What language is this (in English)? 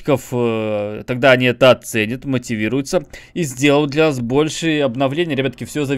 Russian